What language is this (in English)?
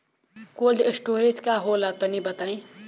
Bhojpuri